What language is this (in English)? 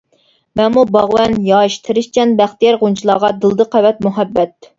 Uyghur